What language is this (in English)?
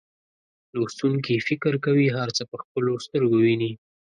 Pashto